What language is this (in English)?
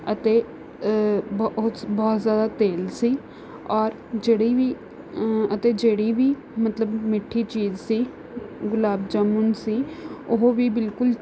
Punjabi